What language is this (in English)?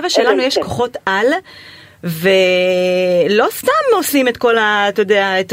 Hebrew